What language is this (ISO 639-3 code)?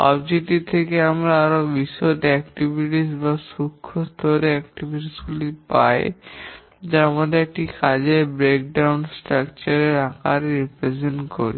ben